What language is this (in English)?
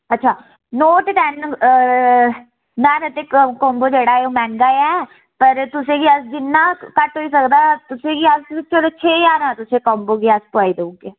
Dogri